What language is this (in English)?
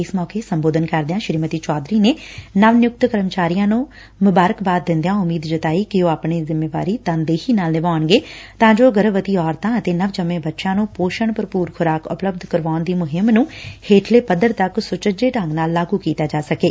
Punjabi